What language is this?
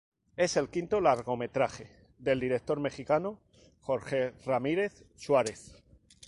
Spanish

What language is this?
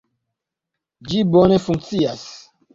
Esperanto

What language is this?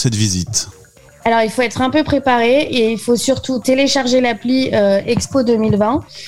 French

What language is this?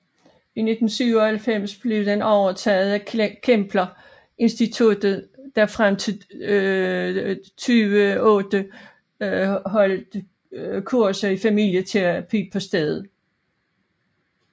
Danish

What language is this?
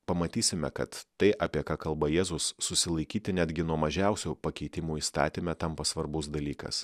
Lithuanian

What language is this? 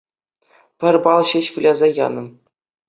Chuvash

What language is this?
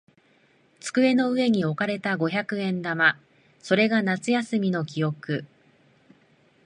Japanese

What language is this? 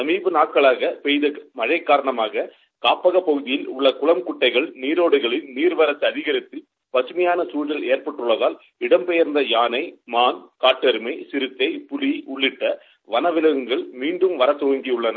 Tamil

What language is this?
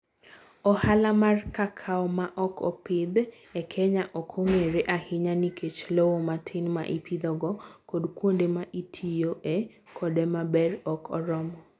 Luo (Kenya and Tanzania)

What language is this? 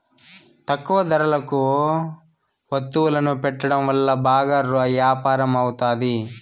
Telugu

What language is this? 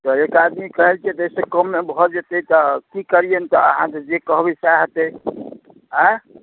Maithili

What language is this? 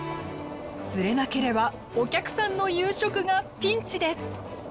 Japanese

